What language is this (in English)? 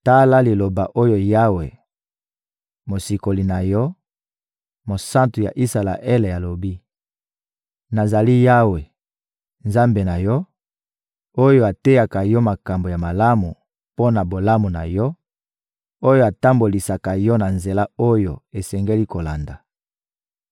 Lingala